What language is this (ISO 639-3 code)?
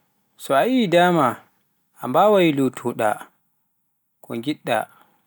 fuf